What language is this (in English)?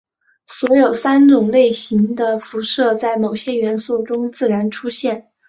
Chinese